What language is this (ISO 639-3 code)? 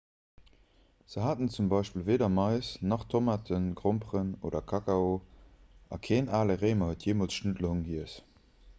ltz